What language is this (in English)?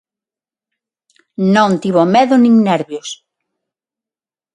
Galician